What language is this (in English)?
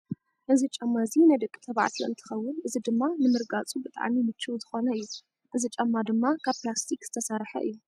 Tigrinya